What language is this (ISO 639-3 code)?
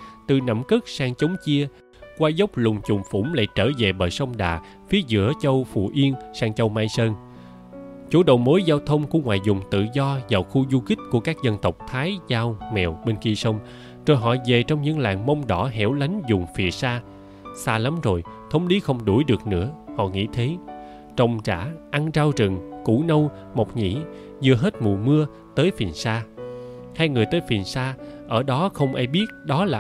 vie